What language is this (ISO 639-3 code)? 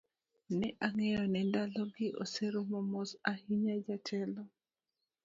luo